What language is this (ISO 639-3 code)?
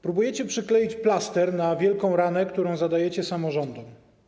pol